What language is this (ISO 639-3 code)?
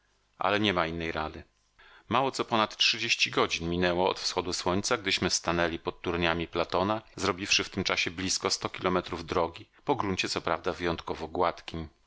pol